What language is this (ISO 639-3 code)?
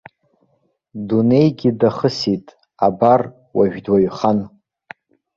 abk